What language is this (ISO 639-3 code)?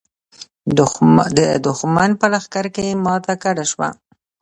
pus